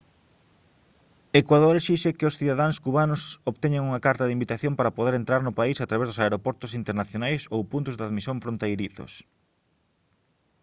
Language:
Galician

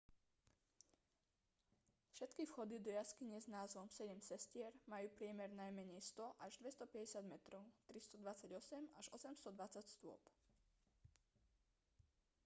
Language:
Slovak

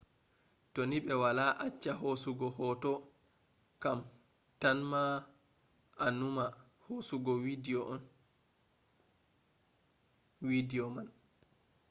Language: Fula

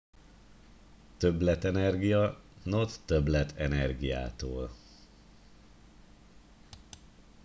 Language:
Hungarian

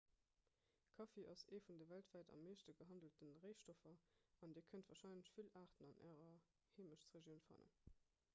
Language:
Luxembourgish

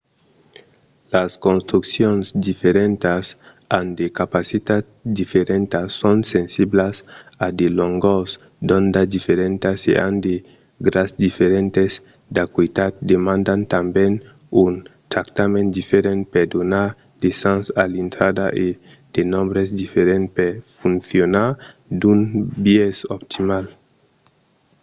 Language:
Occitan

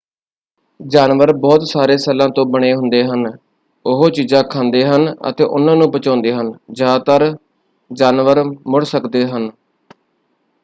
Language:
Punjabi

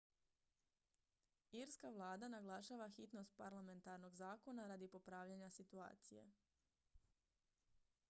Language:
Croatian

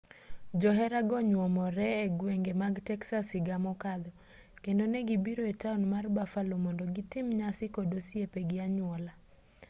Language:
Luo (Kenya and Tanzania)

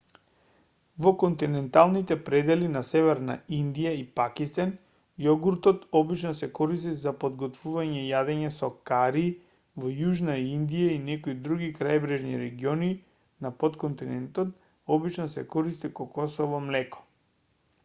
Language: Macedonian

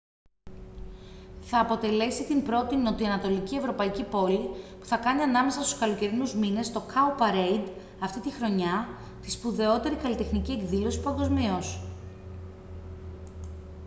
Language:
Greek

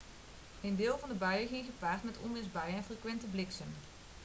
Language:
Dutch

